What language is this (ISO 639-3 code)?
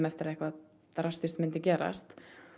isl